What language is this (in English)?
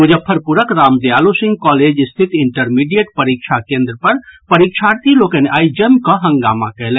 Maithili